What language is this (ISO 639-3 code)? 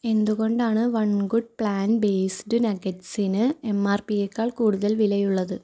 mal